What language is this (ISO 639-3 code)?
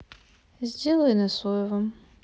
rus